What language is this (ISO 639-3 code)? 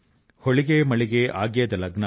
tel